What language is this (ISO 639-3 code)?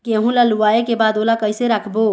hne